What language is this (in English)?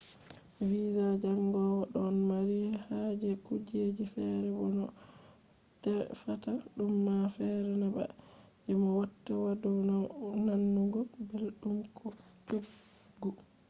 Fula